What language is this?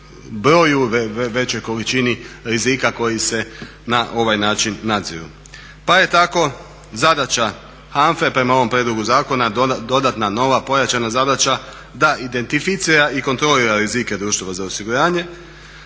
Croatian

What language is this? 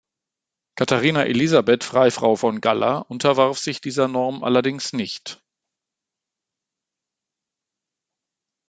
German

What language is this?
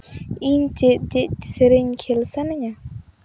Santali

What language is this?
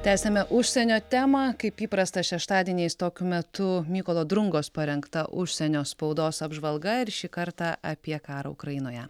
Lithuanian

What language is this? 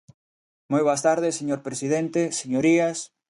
Galician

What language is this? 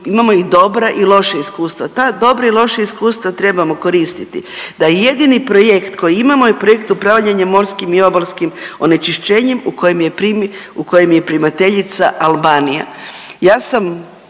Croatian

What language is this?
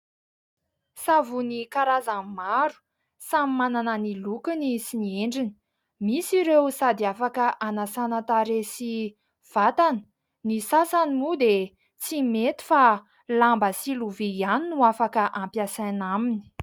Malagasy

